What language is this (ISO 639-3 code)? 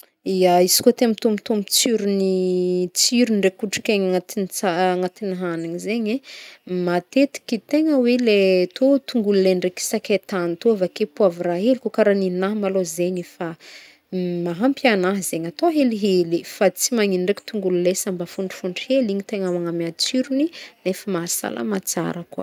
bmm